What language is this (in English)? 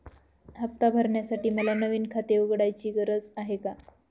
Marathi